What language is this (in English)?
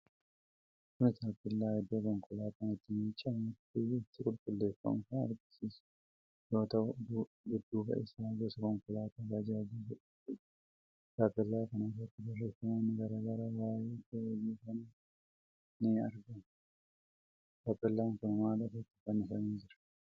Oromo